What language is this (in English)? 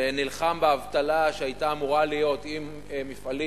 Hebrew